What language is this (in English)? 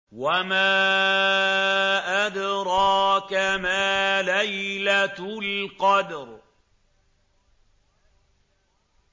Arabic